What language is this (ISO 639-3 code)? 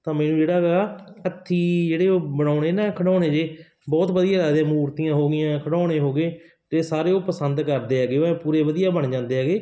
pan